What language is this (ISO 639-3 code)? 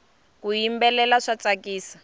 tso